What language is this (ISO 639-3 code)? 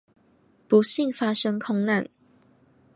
zho